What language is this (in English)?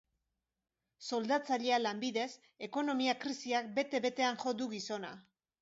Basque